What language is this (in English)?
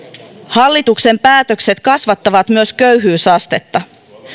Finnish